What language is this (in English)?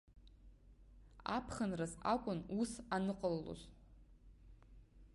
Abkhazian